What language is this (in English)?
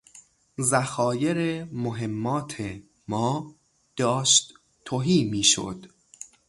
Persian